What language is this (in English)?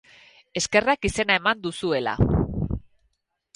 Basque